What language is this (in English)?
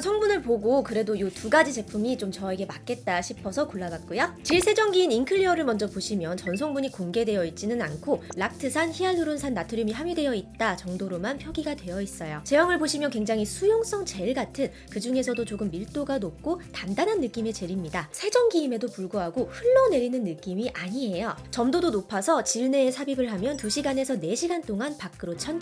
Korean